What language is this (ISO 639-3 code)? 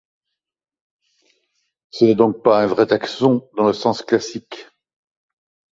fra